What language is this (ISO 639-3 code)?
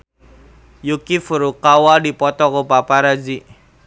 sun